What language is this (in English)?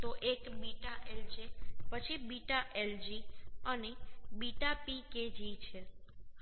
Gujarati